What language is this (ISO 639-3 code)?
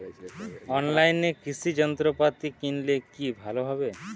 ben